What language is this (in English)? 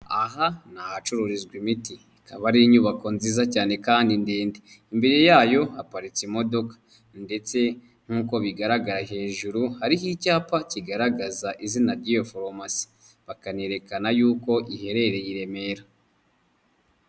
Kinyarwanda